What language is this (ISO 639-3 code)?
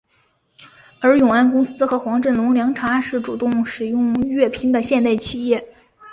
zho